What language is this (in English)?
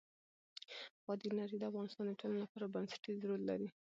Pashto